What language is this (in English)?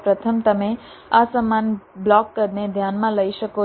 Gujarati